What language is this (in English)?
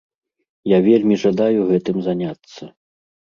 Belarusian